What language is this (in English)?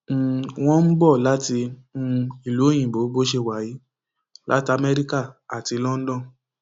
Yoruba